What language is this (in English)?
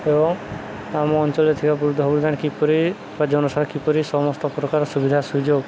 Odia